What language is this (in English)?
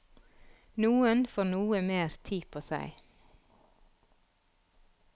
Norwegian